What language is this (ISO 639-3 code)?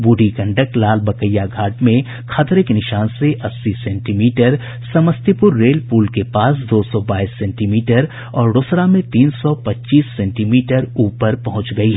hin